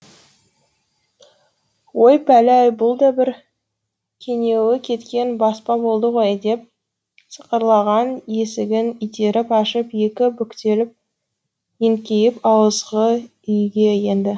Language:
Kazakh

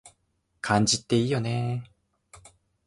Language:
Japanese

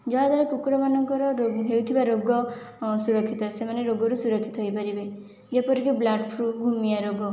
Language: Odia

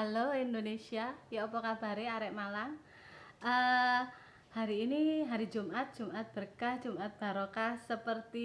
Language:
Indonesian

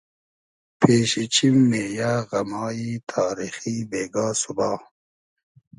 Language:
Hazaragi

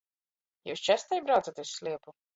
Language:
Latgalian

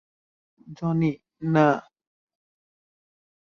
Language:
Bangla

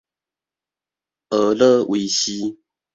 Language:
Min Nan Chinese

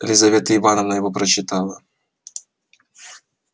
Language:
Russian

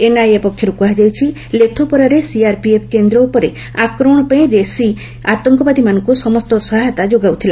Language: Odia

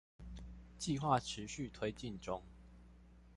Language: Chinese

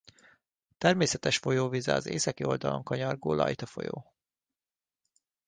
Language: Hungarian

